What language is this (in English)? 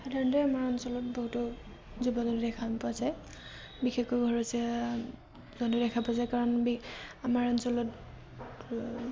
Assamese